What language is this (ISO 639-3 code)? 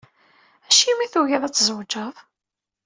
kab